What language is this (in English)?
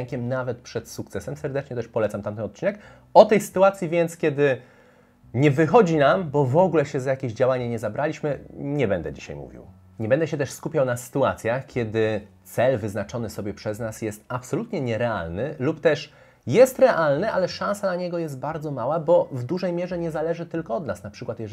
Polish